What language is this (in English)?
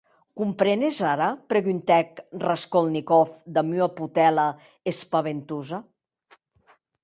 Occitan